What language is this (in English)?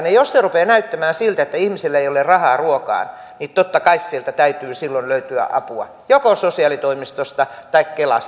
Finnish